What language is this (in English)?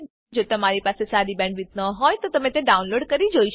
Gujarati